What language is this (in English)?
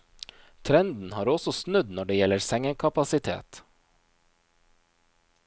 Norwegian